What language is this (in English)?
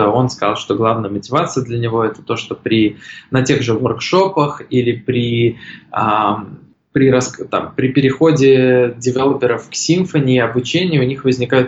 Russian